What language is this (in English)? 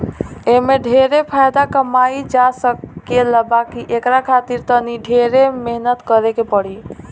Bhojpuri